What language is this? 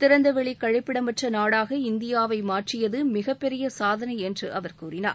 Tamil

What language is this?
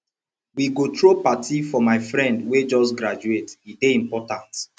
Nigerian Pidgin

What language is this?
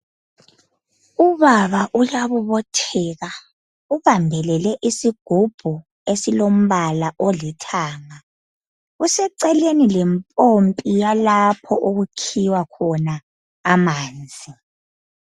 North Ndebele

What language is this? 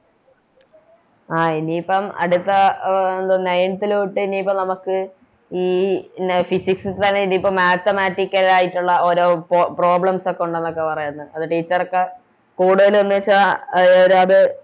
Malayalam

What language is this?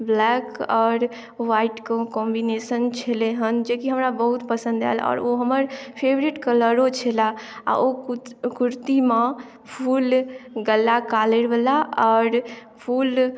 Maithili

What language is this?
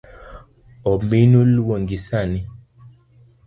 Luo (Kenya and Tanzania)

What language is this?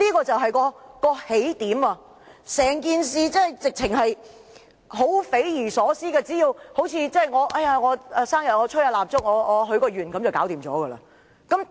Cantonese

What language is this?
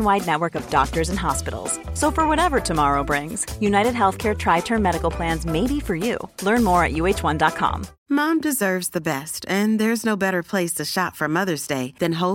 Swedish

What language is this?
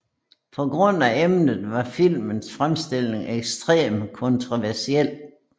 Danish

